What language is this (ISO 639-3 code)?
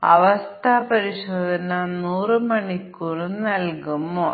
mal